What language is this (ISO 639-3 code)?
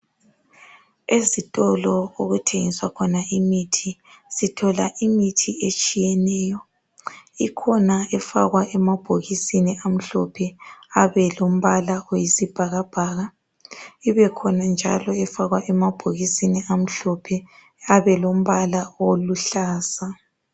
nde